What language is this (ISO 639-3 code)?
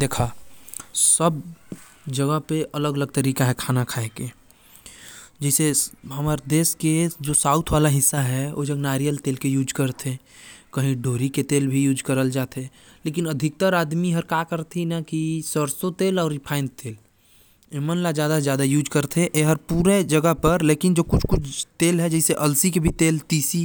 kfp